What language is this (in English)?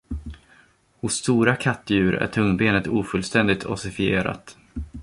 Swedish